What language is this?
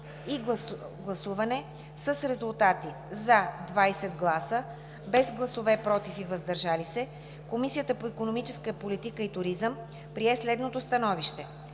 Bulgarian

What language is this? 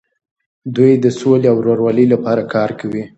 Pashto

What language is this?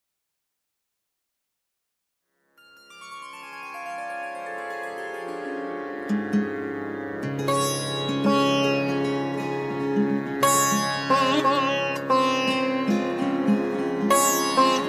Gujarati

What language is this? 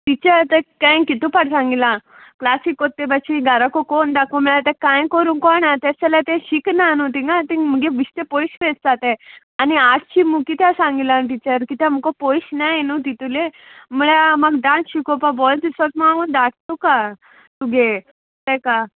Konkani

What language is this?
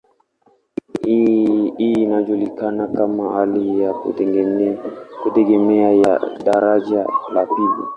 Swahili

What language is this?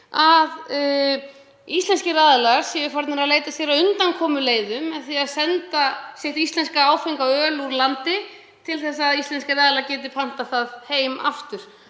Icelandic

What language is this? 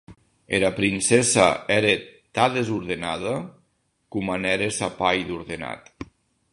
Occitan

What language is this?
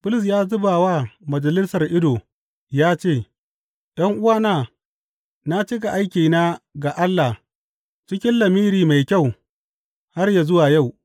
Hausa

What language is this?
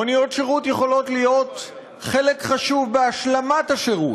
Hebrew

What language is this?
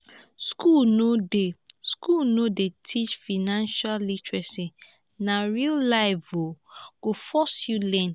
Nigerian Pidgin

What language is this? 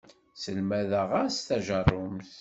Kabyle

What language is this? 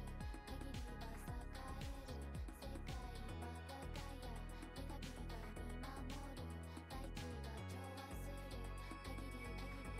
Portuguese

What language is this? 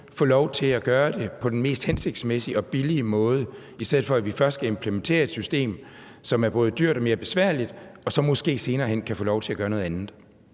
Danish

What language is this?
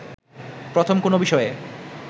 Bangla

